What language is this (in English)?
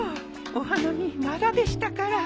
Japanese